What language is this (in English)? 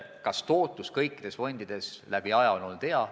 Estonian